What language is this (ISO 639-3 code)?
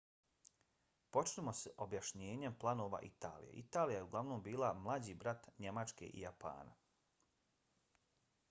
bos